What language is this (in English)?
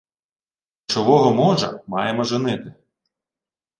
Ukrainian